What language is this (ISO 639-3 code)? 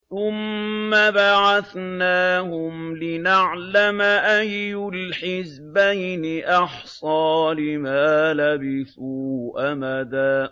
ara